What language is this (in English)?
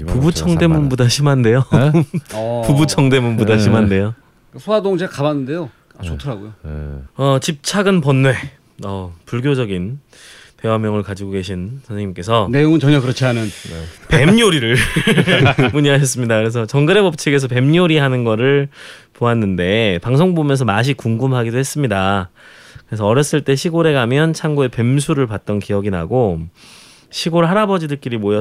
Korean